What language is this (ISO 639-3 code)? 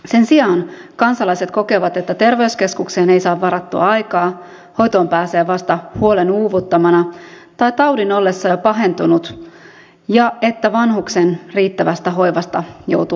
fin